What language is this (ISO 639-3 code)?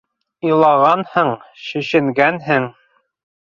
bak